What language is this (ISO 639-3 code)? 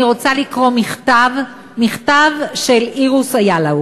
heb